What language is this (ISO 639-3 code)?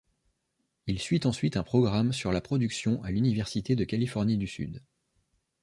fra